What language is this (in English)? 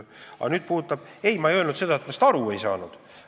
Estonian